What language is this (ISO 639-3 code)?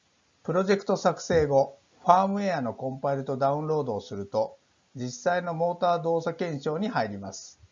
jpn